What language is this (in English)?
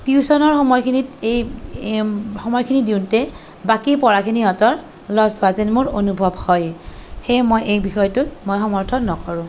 Assamese